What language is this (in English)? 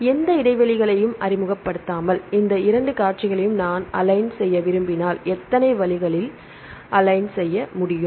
Tamil